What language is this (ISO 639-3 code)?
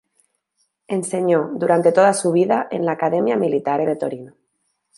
spa